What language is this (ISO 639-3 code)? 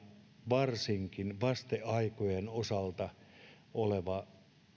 fin